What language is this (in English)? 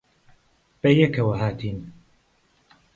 Central Kurdish